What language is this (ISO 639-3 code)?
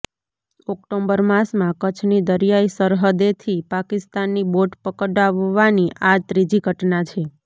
guj